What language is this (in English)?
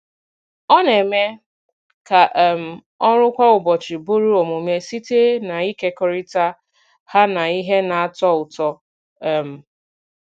Igbo